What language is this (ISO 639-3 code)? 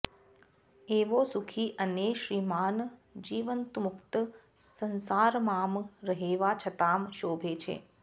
san